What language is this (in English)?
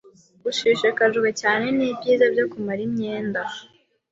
Kinyarwanda